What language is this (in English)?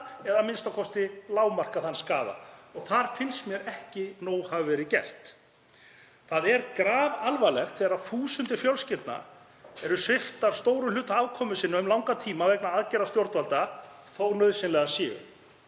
Icelandic